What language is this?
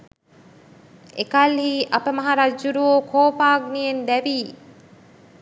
Sinhala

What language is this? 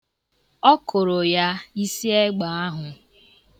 Igbo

